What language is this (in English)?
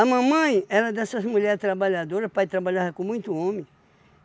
Portuguese